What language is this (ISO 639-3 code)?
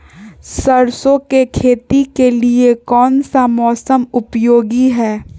mag